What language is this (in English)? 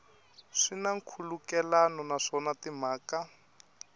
Tsonga